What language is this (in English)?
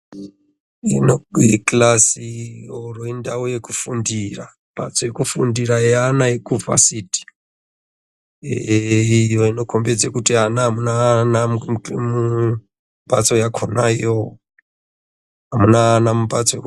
Ndau